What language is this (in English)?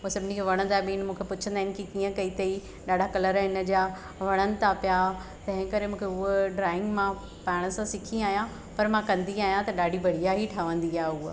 Sindhi